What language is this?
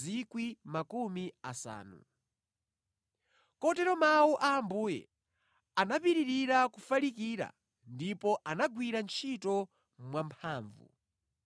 Nyanja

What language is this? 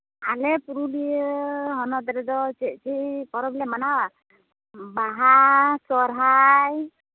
Santali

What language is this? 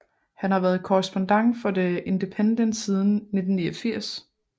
Danish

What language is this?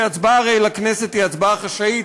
Hebrew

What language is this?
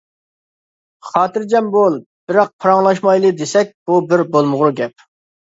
Uyghur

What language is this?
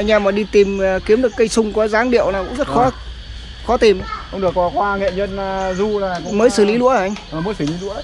Vietnamese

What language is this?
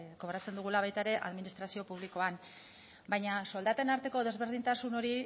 Basque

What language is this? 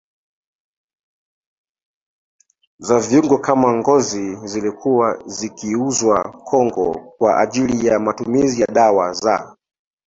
Swahili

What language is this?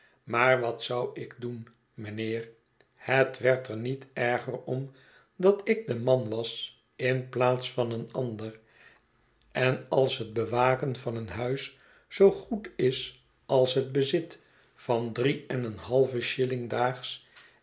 Dutch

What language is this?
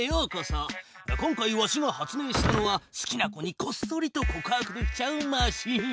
Japanese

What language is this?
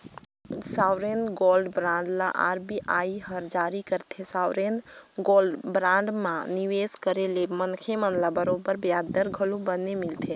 Chhattisgarhi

